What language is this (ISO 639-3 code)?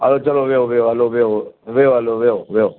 snd